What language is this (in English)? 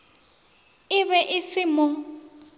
Northern Sotho